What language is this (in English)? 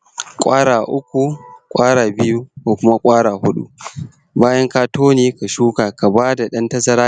Hausa